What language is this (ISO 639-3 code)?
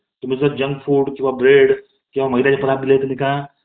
mar